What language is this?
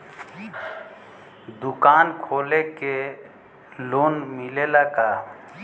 Bhojpuri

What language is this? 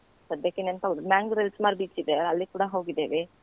Kannada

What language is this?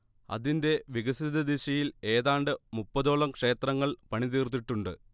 Malayalam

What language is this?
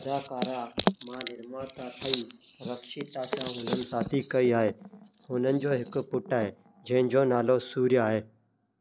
Sindhi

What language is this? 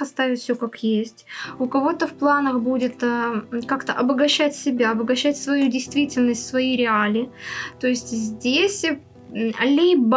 Russian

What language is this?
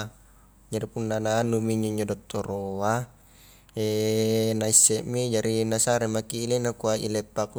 Highland Konjo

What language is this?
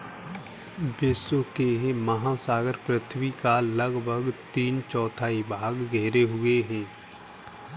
Hindi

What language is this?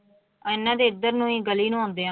Punjabi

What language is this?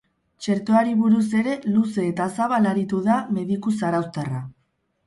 Basque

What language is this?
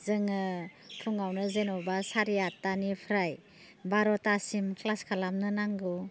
Bodo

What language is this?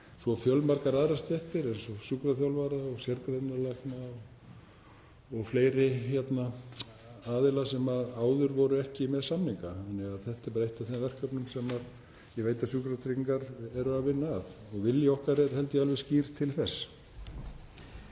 Icelandic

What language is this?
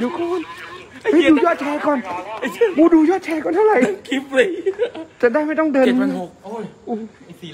Thai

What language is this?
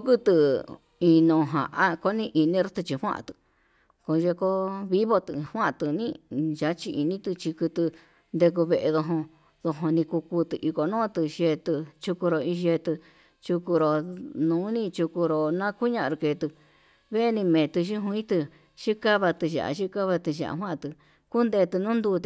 Yutanduchi Mixtec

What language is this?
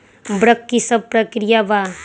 Magahi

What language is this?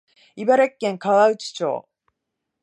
Japanese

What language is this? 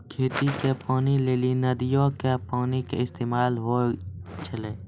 Maithili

